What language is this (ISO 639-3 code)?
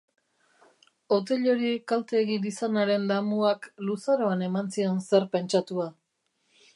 eus